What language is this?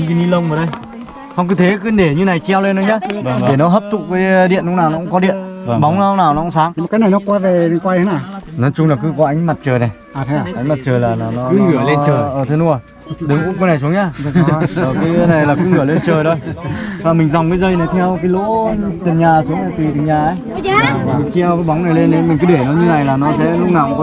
Vietnamese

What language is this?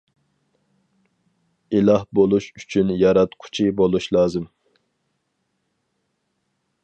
Uyghur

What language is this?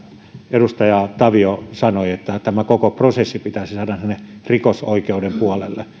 Finnish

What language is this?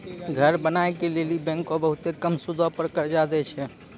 Maithili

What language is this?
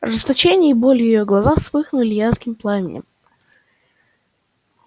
Russian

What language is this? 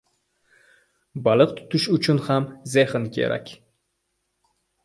Uzbek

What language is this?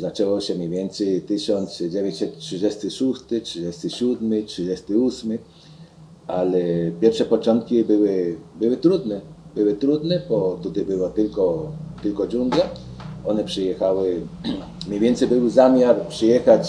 Polish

